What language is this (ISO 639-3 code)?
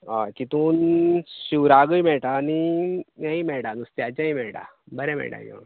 kok